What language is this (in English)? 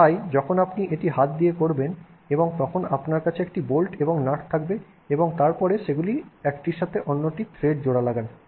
Bangla